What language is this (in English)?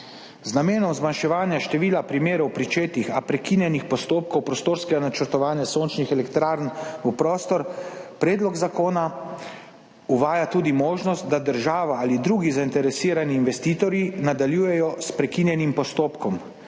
Slovenian